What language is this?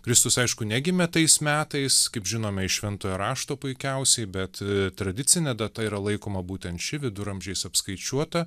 Lithuanian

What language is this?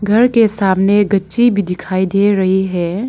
Hindi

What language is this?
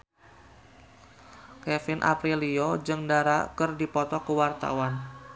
Sundanese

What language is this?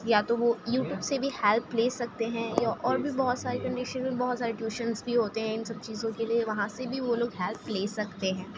Urdu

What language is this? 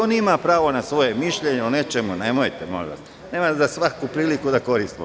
Serbian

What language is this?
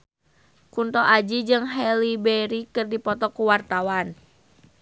Sundanese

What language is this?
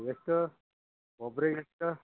Kannada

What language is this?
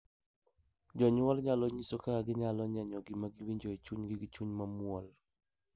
Luo (Kenya and Tanzania)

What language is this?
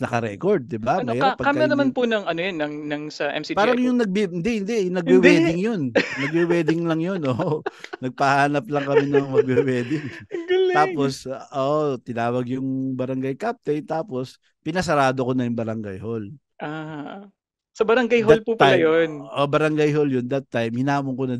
Filipino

